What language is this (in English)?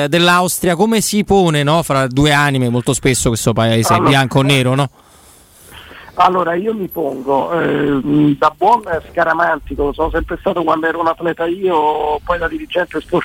Italian